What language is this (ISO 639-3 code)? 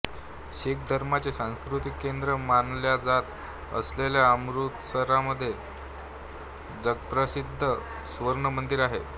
mar